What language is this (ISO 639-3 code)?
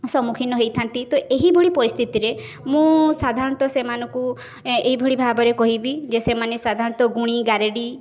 ori